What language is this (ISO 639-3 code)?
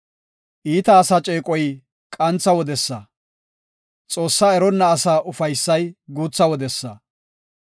gof